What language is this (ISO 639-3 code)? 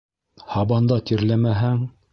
bak